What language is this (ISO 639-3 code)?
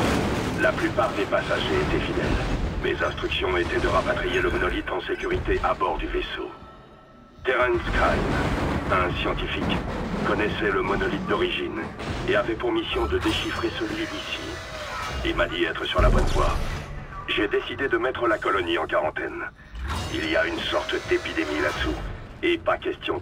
fra